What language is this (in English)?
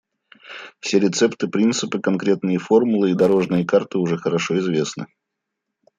Russian